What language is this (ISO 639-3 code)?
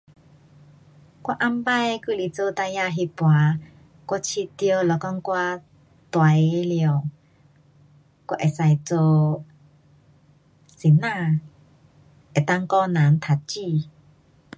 cpx